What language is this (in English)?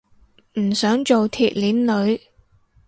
Cantonese